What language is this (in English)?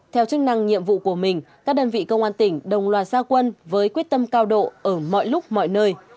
Vietnamese